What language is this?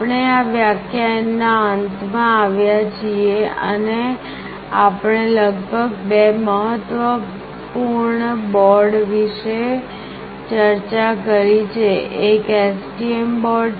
Gujarati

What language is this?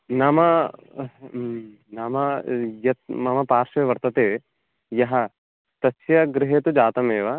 Sanskrit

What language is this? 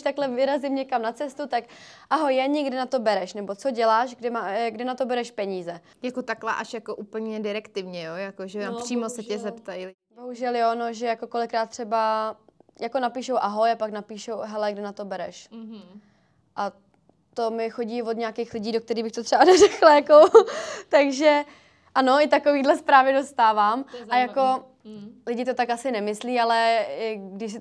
Czech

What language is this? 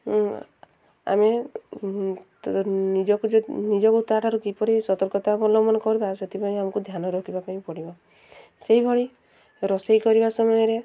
Odia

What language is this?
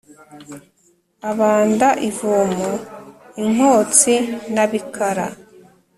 Kinyarwanda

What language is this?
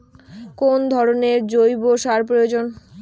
Bangla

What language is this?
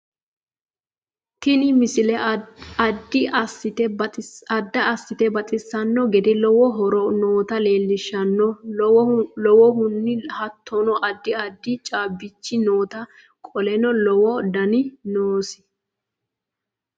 Sidamo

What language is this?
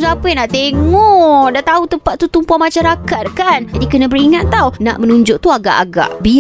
Malay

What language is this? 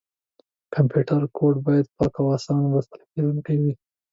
Pashto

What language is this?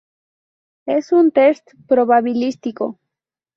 Spanish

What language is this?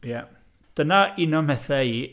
Welsh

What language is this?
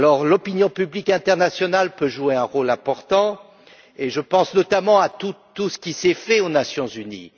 French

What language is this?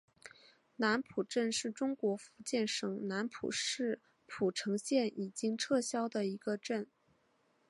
Chinese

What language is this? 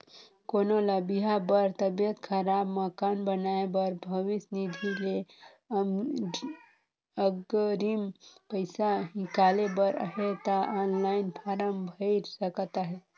Chhattisgarhi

